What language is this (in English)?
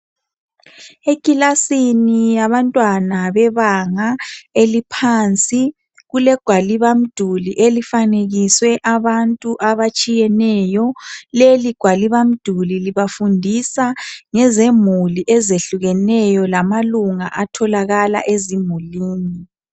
North Ndebele